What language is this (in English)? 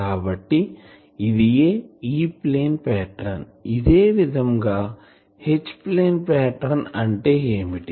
Telugu